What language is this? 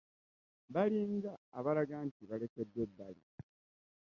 Ganda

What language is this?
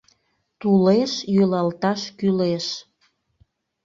Mari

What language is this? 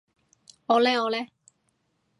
Cantonese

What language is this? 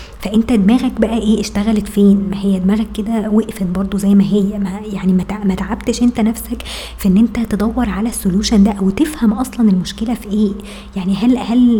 Arabic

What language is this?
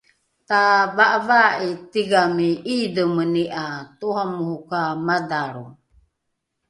Rukai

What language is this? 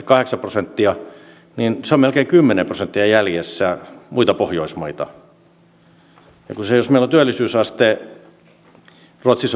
Finnish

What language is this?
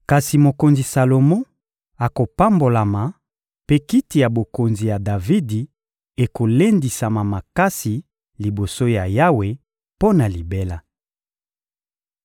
Lingala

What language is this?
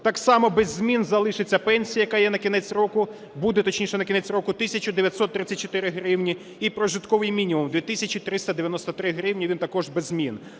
Ukrainian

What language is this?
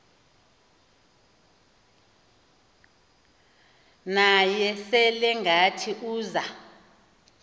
Xhosa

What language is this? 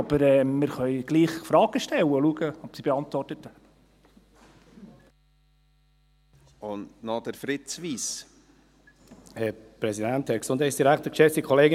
Swiss German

